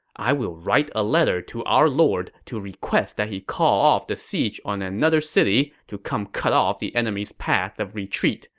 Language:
English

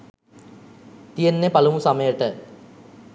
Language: Sinhala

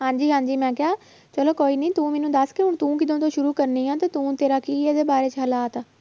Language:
Punjabi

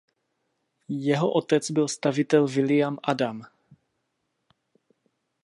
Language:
Czech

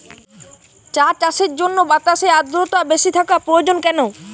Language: Bangla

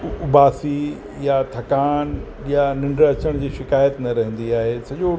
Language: Sindhi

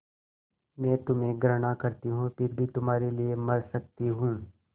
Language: Hindi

